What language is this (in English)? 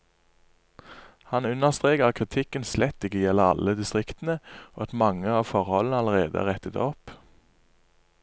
Norwegian